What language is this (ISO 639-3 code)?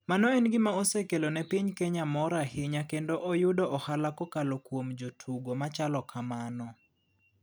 luo